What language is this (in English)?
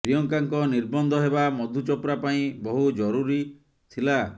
Odia